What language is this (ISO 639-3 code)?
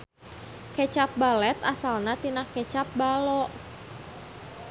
sun